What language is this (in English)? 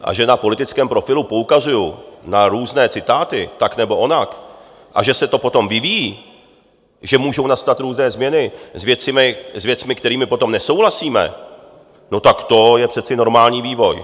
Czech